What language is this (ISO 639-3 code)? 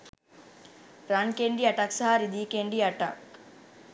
sin